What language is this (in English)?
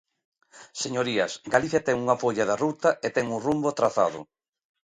Galician